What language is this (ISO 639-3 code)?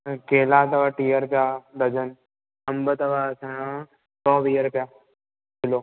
snd